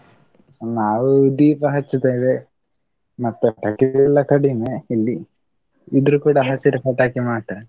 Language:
Kannada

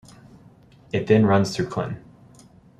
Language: English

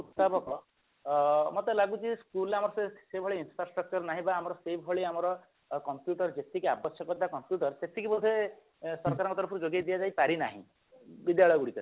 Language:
Odia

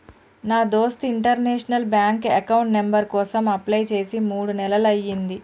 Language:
Telugu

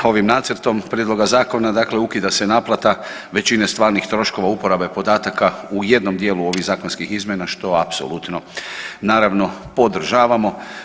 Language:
Croatian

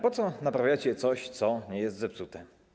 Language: Polish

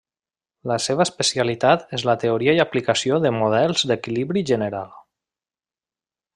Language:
Catalan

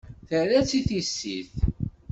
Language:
Kabyle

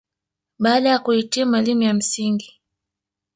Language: Swahili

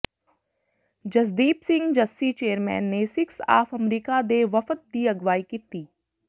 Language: Punjabi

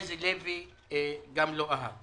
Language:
Hebrew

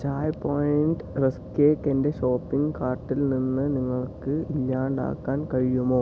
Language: Malayalam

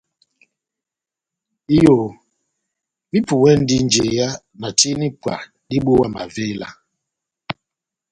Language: Batanga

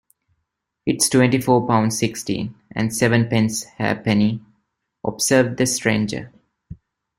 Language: English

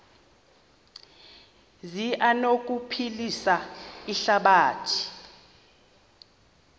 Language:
Xhosa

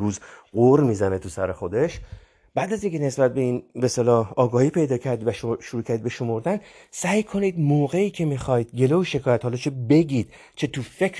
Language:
Persian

